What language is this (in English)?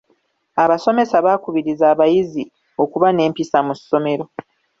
Ganda